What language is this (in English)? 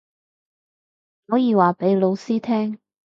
Cantonese